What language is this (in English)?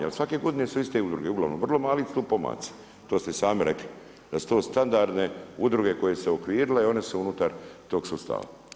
Croatian